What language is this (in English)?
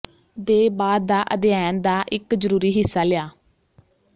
Punjabi